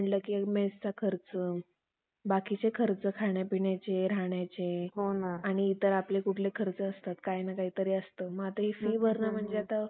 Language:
Marathi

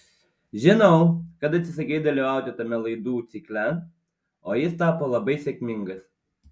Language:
Lithuanian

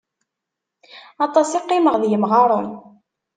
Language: Kabyle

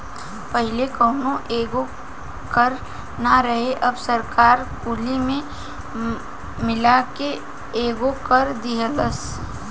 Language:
Bhojpuri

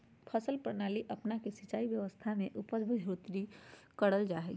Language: Magahi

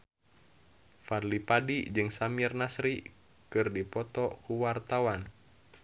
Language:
Sundanese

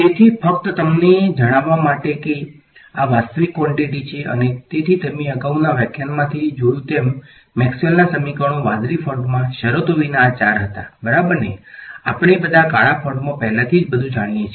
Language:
Gujarati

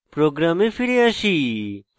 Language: Bangla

